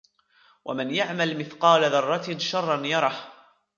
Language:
Arabic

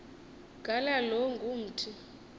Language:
Xhosa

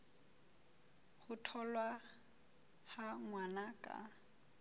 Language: Southern Sotho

